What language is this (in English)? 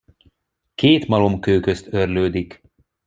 Hungarian